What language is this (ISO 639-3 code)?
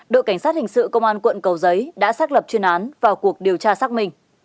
vie